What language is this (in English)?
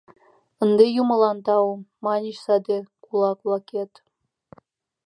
Mari